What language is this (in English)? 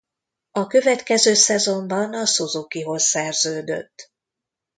Hungarian